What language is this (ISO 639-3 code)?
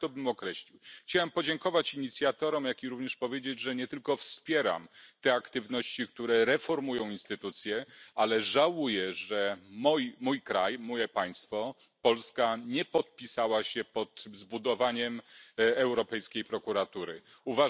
pol